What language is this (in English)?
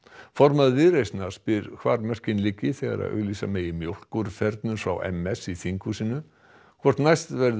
Icelandic